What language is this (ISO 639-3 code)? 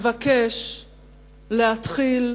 heb